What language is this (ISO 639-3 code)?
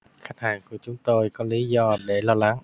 vie